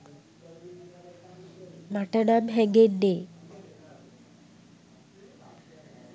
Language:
Sinhala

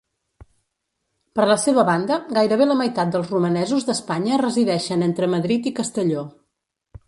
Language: Catalan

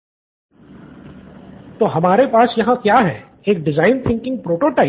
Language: Hindi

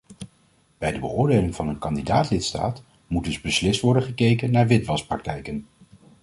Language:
Dutch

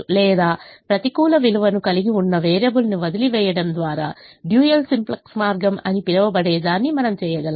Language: Telugu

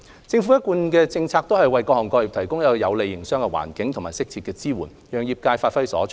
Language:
Cantonese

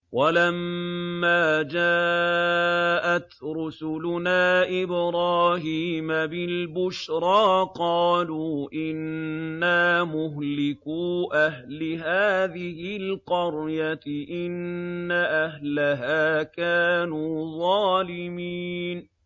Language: Arabic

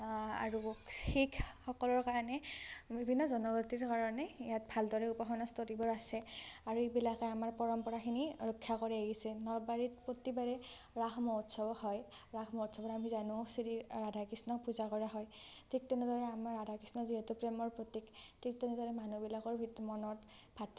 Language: Assamese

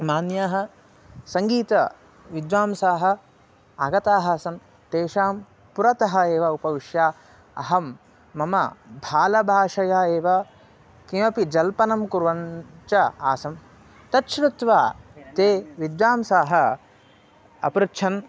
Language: Sanskrit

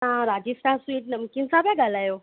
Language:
Sindhi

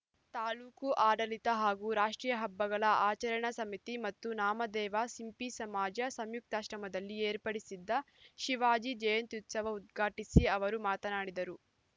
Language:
Kannada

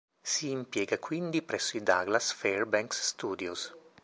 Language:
Italian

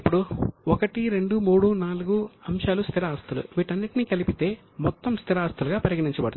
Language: Telugu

